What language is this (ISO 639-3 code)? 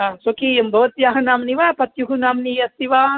san